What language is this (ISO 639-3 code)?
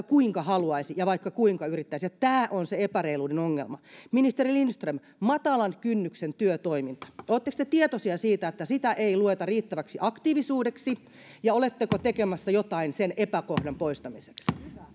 fin